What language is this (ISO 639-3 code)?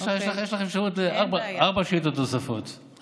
heb